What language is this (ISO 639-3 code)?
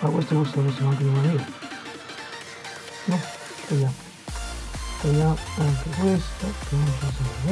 ita